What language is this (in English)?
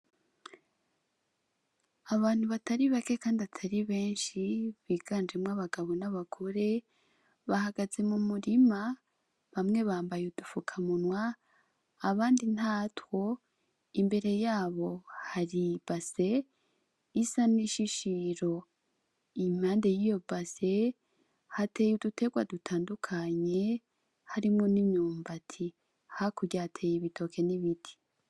Rundi